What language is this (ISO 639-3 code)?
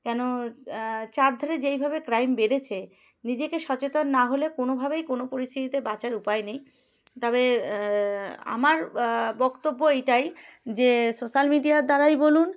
ben